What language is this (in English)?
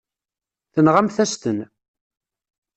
Kabyle